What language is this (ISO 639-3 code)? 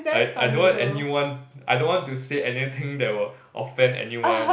eng